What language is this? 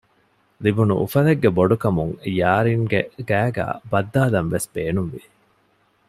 Divehi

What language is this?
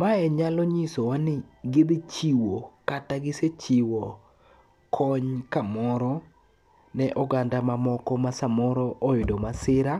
Luo (Kenya and Tanzania)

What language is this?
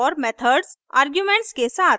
Hindi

